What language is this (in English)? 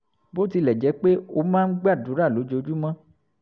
Yoruba